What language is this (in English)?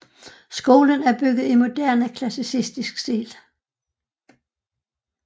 Danish